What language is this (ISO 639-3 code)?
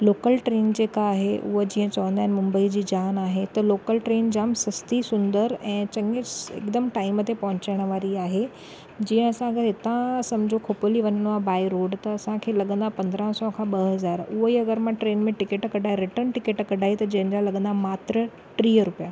snd